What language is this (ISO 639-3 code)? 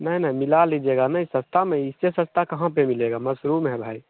hin